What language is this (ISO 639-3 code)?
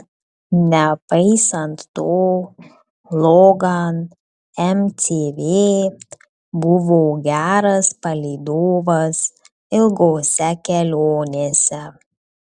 lit